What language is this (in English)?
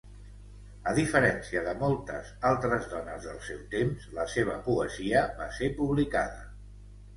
Catalan